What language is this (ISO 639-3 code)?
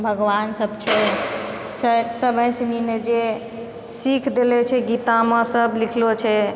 mai